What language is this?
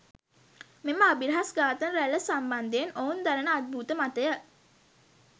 Sinhala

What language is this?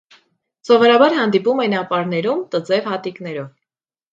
Armenian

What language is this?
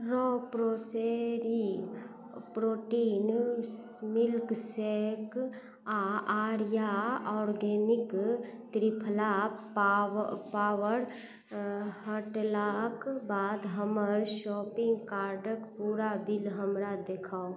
Maithili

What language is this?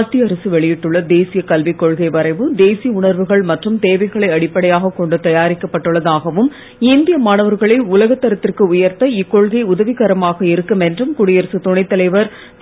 Tamil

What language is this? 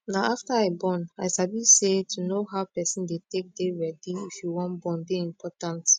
Nigerian Pidgin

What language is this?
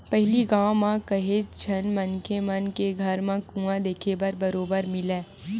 Chhattisgarhi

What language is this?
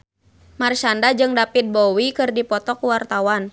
Sundanese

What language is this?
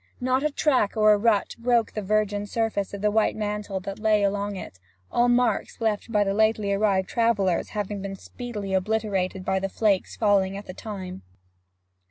English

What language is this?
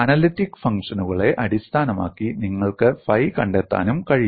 Malayalam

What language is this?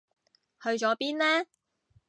Cantonese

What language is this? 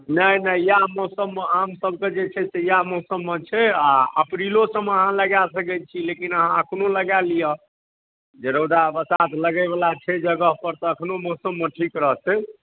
Maithili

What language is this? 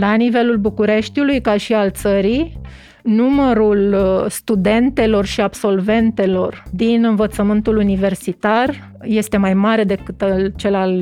Romanian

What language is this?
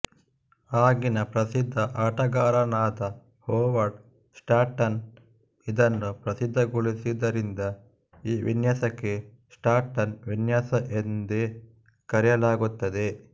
Kannada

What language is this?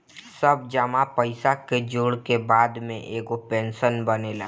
Bhojpuri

